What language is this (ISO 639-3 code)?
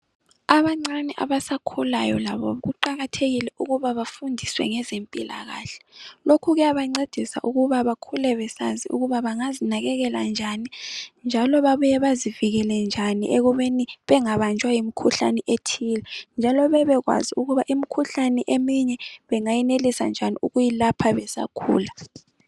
nde